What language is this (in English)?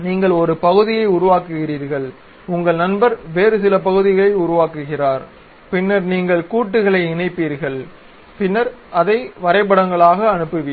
Tamil